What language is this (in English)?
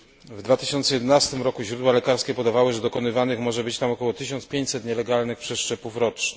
Polish